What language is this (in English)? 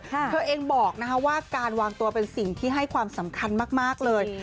Thai